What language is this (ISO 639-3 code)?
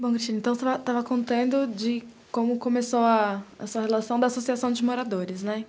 por